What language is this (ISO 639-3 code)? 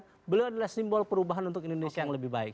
ind